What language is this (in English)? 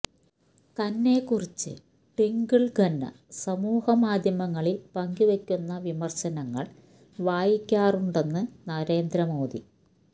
Malayalam